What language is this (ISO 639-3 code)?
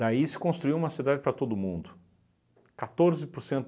por